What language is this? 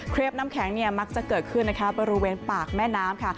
Thai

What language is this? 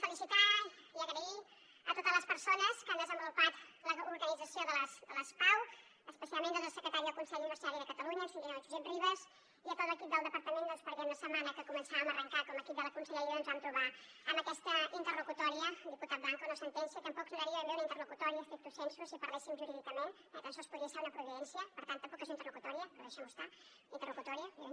Catalan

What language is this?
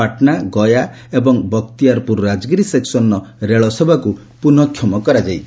Odia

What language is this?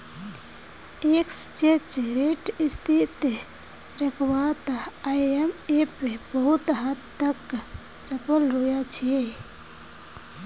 Magahi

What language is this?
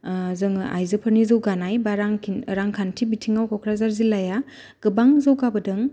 Bodo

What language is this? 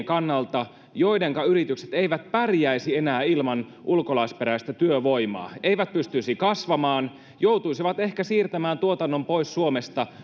Finnish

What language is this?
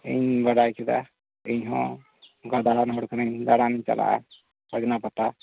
Santali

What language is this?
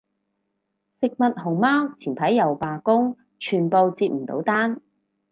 Cantonese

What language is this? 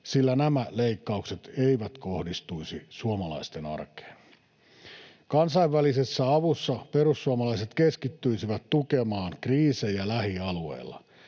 Finnish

